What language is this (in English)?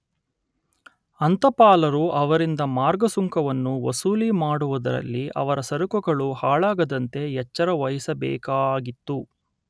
Kannada